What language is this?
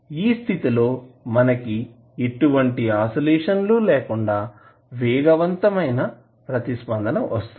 Telugu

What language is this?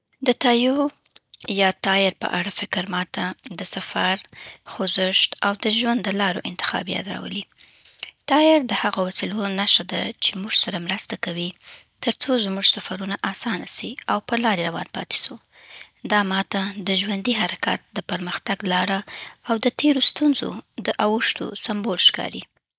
Southern Pashto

